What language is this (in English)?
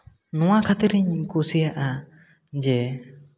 Santali